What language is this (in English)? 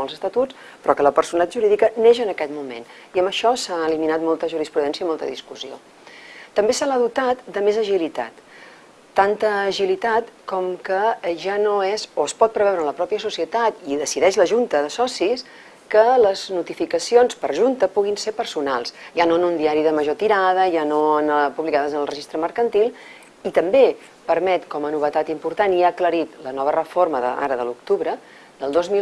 Spanish